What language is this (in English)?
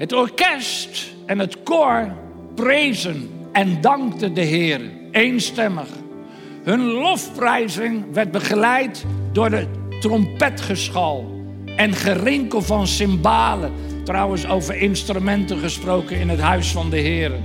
Dutch